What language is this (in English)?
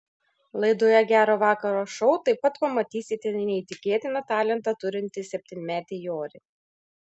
Lithuanian